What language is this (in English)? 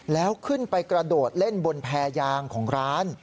Thai